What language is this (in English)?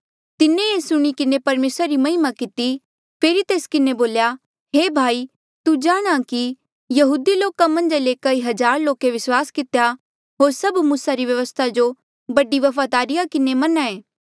Mandeali